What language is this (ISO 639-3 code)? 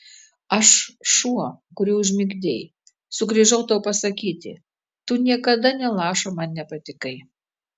lit